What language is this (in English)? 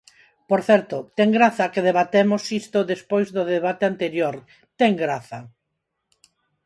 Galician